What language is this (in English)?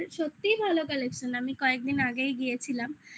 Bangla